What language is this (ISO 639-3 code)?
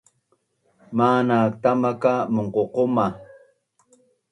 bnn